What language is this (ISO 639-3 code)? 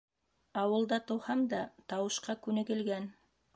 bak